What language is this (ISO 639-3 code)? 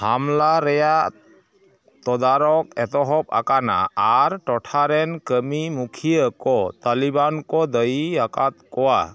sat